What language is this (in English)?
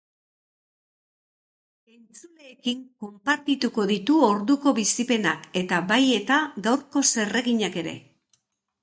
Basque